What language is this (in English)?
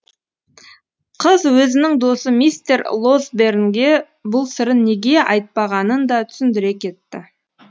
Kazakh